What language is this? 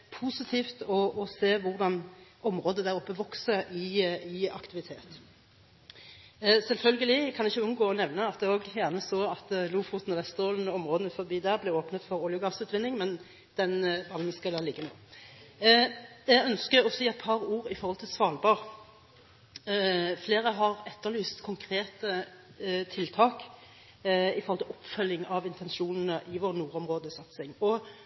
Norwegian Bokmål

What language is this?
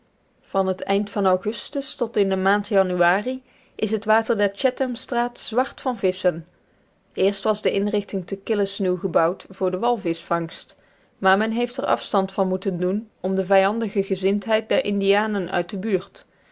Dutch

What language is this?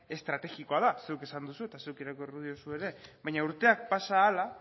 Basque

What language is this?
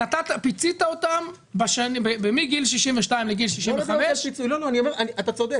Hebrew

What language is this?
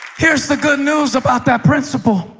English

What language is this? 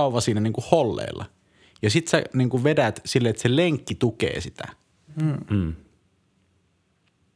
Finnish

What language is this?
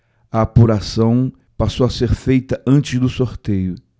Portuguese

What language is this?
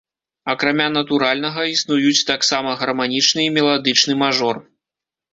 Belarusian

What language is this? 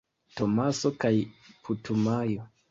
Esperanto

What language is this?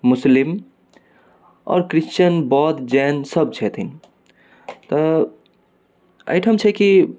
Maithili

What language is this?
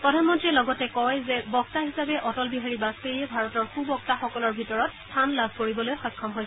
Assamese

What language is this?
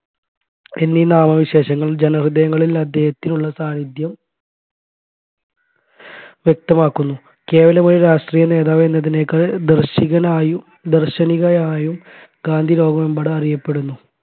Malayalam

